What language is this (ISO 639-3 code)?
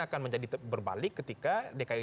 ind